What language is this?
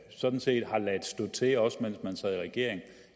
Danish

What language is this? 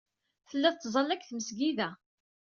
Kabyle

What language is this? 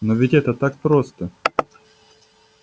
Russian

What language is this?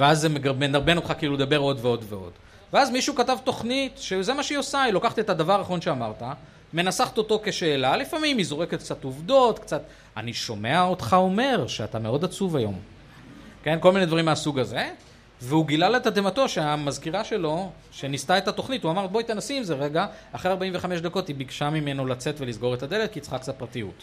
Hebrew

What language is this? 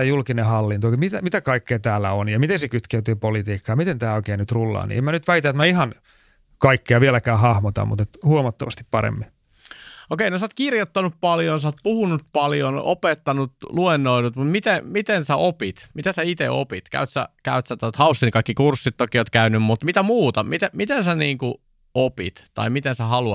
Finnish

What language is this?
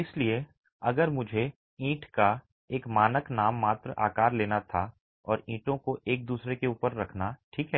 Hindi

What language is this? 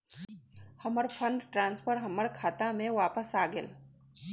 Magahi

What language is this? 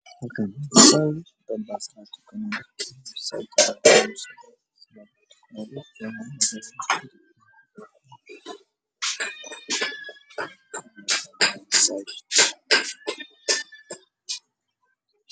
Somali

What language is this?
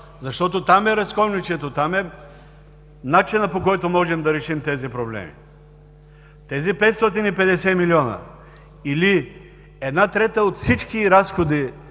Bulgarian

